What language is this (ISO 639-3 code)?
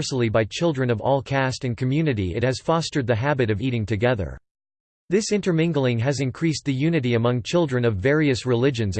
eng